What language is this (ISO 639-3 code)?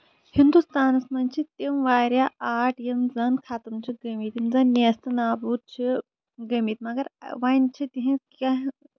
kas